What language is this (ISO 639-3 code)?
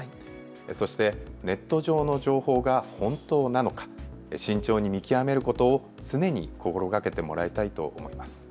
jpn